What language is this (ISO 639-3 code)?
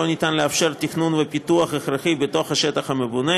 heb